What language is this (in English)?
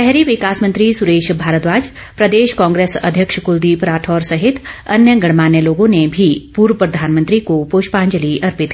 Hindi